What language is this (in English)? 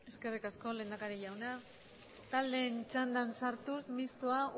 Basque